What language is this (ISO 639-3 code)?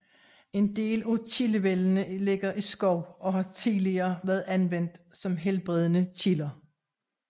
dan